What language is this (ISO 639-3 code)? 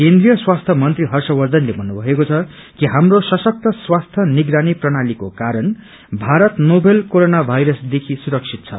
nep